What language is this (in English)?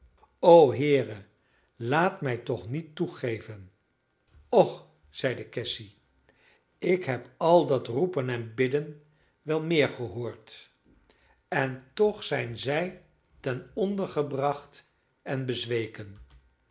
Dutch